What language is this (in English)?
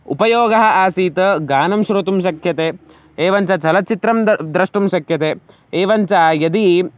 Sanskrit